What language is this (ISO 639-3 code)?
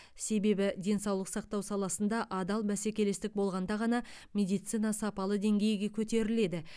kaz